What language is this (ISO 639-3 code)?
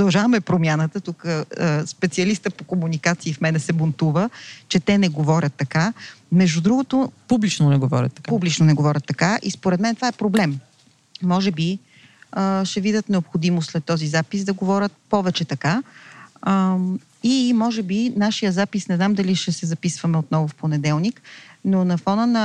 bul